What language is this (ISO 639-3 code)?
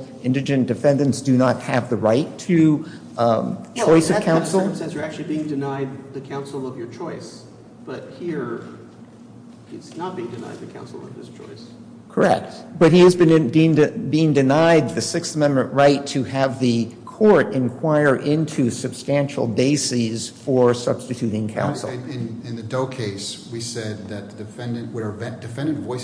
eng